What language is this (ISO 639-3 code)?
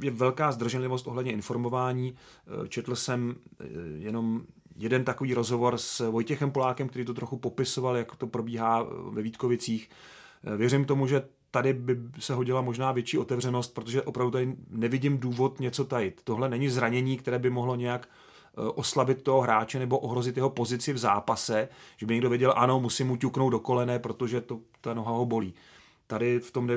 ces